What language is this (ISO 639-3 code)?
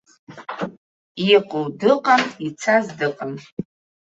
abk